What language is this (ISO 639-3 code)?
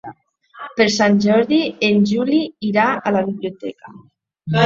cat